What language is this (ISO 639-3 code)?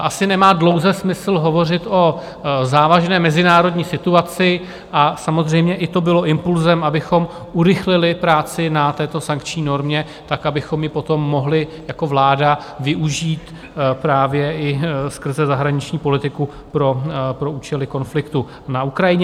ces